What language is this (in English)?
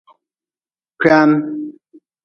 Nawdm